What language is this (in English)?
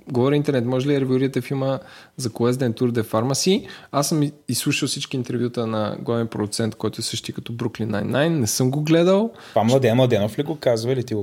Bulgarian